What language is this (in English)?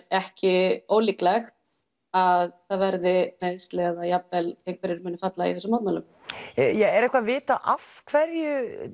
Icelandic